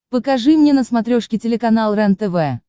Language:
Russian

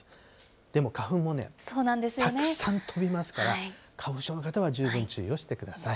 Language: Japanese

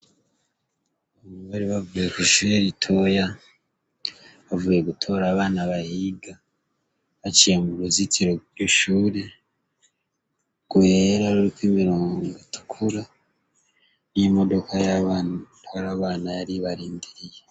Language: Rundi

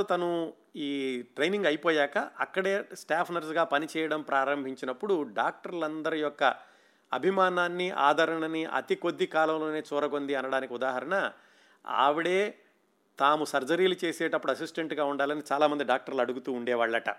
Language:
Telugu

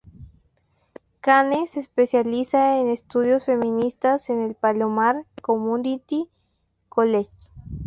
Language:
Spanish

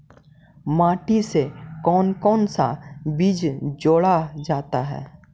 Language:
Magahi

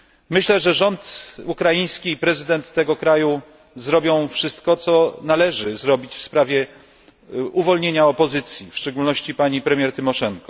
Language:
Polish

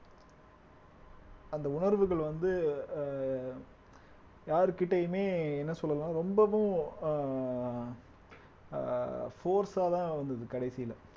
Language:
Tamil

